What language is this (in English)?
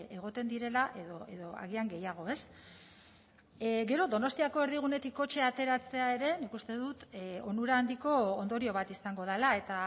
Basque